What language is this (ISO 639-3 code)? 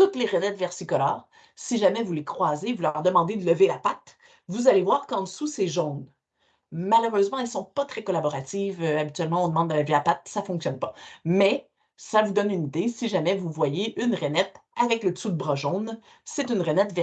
fra